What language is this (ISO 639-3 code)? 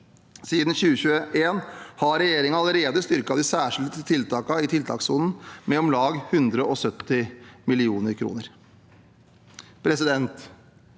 nor